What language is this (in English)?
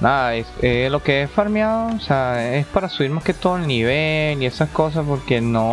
Spanish